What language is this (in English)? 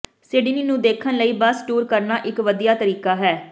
Punjabi